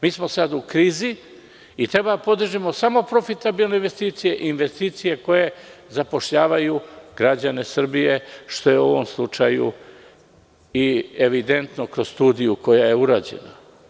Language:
Serbian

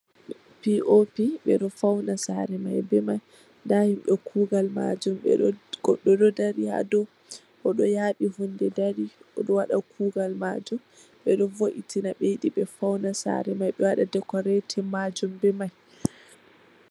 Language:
Fula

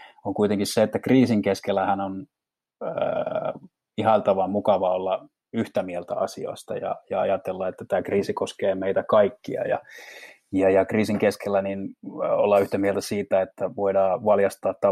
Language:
Finnish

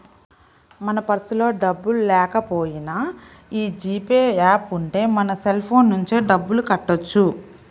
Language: Telugu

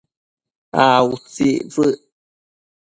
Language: Matsés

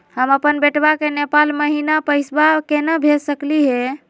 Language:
Magahi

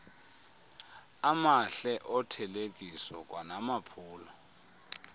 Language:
Xhosa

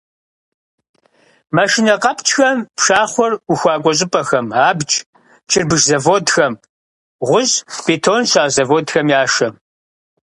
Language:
Kabardian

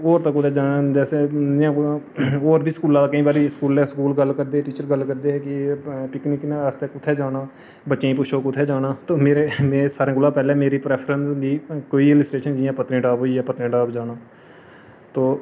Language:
Dogri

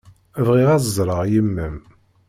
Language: Kabyle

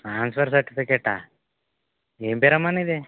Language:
Telugu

